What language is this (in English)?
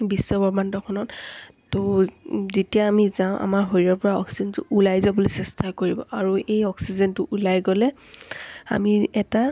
Assamese